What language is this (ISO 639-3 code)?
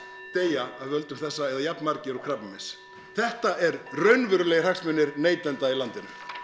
isl